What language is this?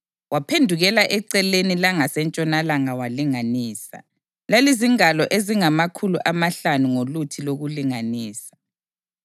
North Ndebele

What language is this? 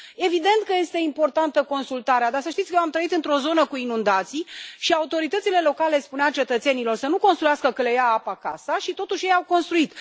Romanian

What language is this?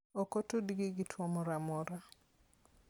Luo (Kenya and Tanzania)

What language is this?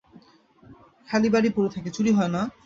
Bangla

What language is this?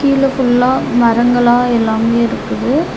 Tamil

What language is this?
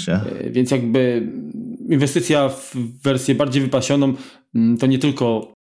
Polish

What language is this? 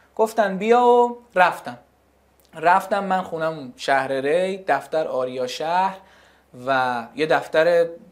Persian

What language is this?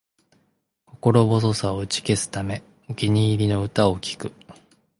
Japanese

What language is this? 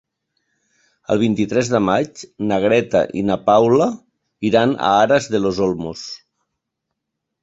Catalan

